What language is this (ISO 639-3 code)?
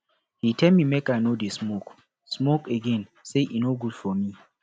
pcm